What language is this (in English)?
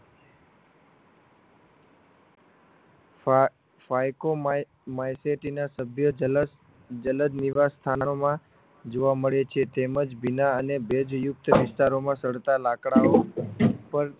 Gujarati